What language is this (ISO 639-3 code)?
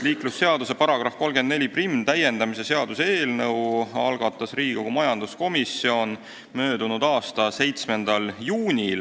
est